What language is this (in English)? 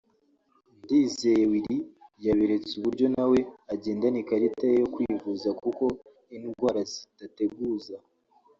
Kinyarwanda